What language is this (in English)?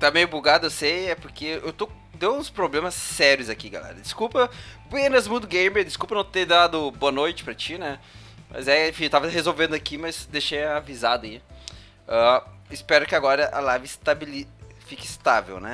Portuguese